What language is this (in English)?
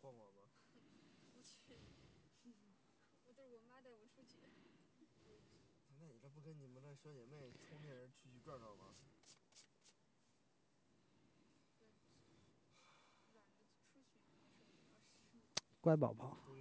Chinese